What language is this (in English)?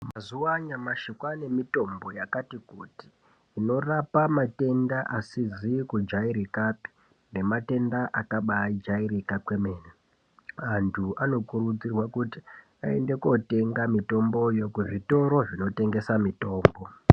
Ndau